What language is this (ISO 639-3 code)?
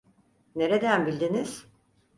tur